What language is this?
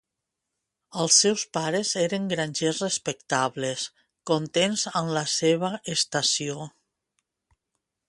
Catalan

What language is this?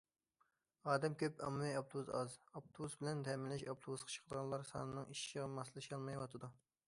Uyghur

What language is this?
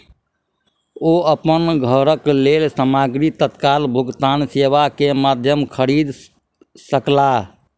Maithili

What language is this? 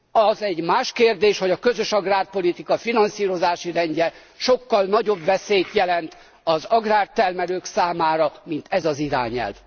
Hungarian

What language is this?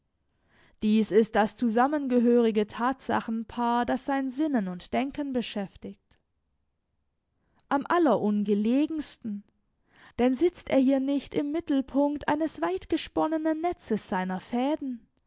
German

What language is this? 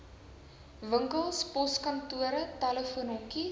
Afrikaans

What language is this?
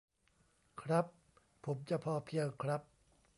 Thai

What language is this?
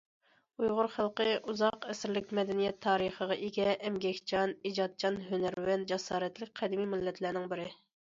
Uyghur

